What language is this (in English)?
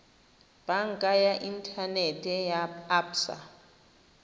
Tswana